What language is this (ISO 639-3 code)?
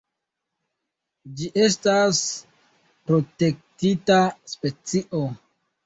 epo